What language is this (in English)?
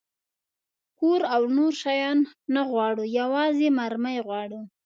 Pashto